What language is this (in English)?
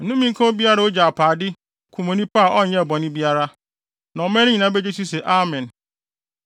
Akan